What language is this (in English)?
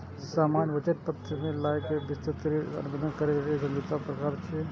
Maithili